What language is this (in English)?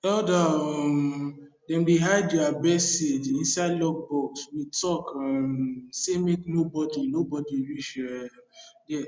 Nigerian Pidgin